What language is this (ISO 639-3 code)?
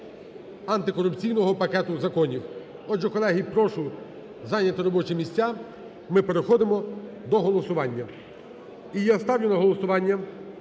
ukr